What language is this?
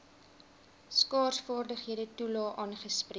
Afrikaans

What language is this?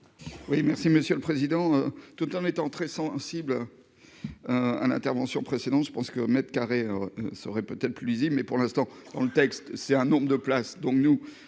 French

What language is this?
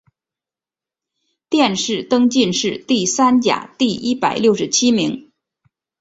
Chinese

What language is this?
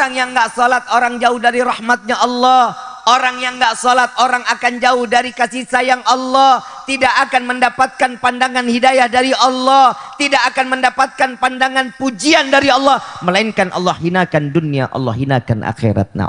Indonesian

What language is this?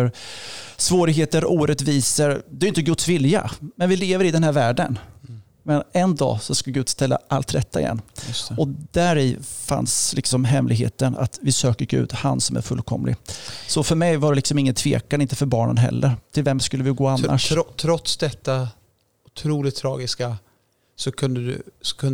Swedish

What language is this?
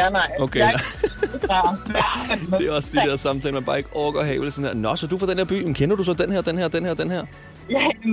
Danish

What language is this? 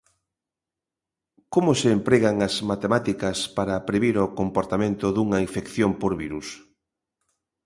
Galician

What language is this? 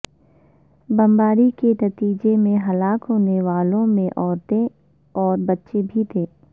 Urdu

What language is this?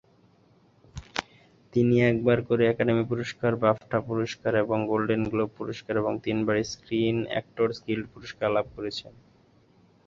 Bangla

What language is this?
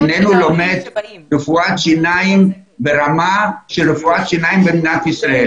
Hebrew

